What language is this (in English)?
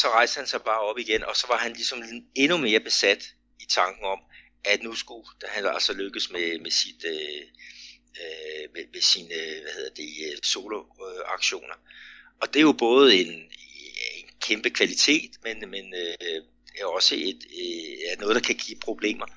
Danish